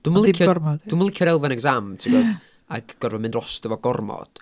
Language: Welsh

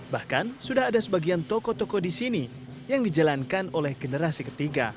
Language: Indonesian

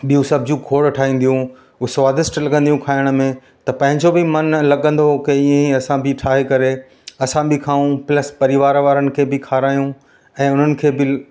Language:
Sindhi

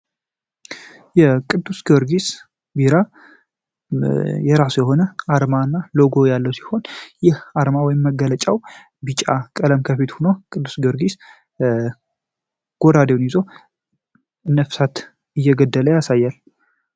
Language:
Amharic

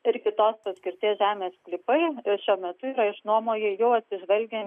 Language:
Lithuanian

